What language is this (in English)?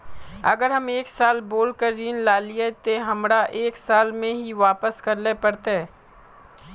Magahi